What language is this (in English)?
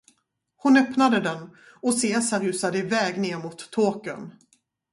Swedish